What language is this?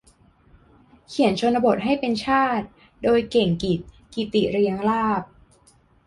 Thai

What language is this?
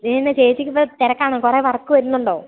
Malayalam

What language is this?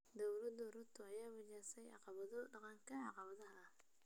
Somali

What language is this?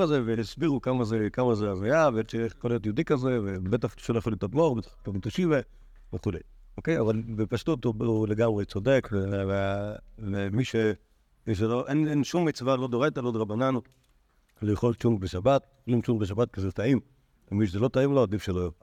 Hebrew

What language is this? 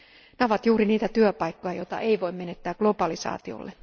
Finnish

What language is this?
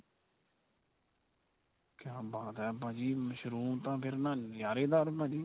Punjabi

